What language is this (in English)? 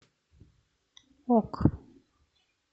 Russian